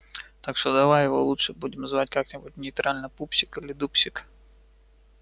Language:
Russian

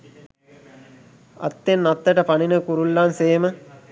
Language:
Sinhala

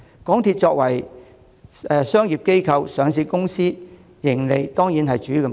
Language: Cantonese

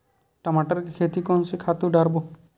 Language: Chhattisgarhi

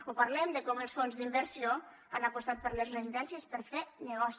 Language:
Catalan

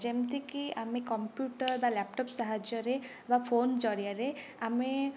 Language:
Odia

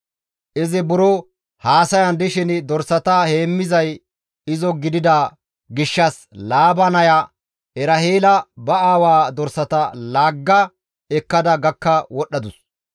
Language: Gamo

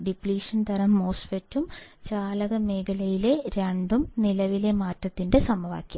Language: Malayalam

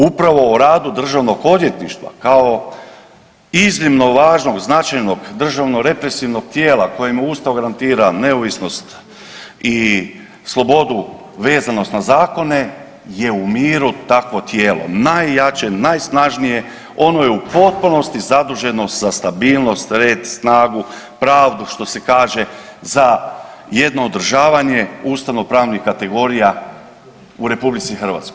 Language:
Croatian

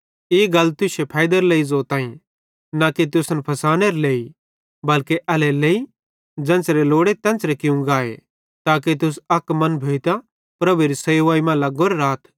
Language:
Bhadrawahi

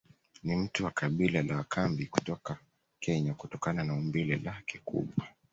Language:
Swahili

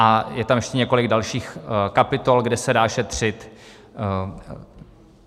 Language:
Czech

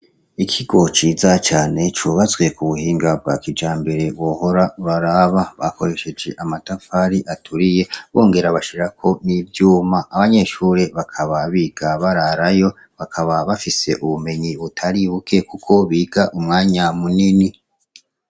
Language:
Rundi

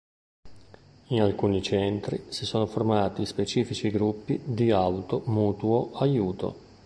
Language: Italian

